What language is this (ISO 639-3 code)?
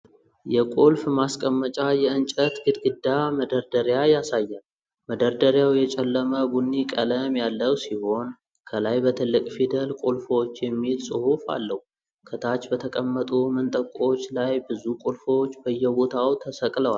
amh